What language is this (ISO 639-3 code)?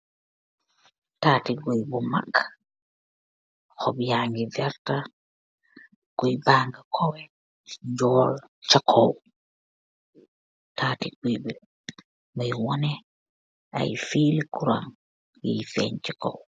wol